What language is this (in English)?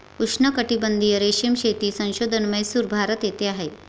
Marathi